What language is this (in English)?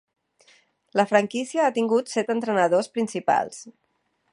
Catalan